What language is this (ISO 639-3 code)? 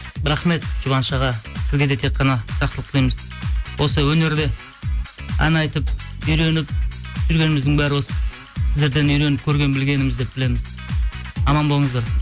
kaz